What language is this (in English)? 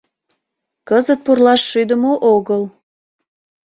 Mari